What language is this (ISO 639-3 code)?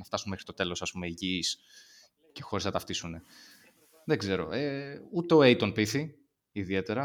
ell